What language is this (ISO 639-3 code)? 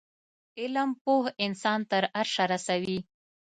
pus